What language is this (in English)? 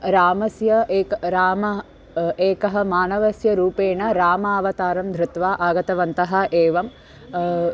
Sanskrit